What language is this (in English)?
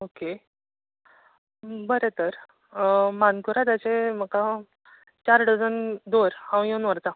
Konkani